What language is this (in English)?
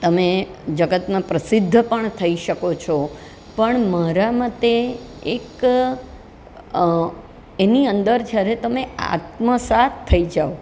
Gujarati